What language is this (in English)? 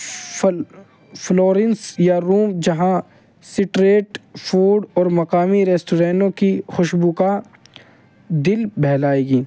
Urdu